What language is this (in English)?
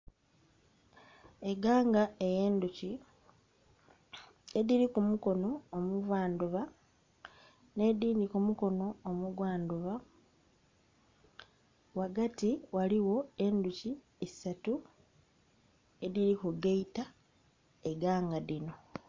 Soga